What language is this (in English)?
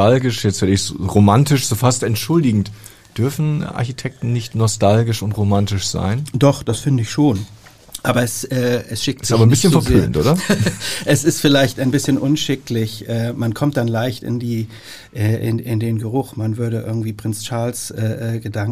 German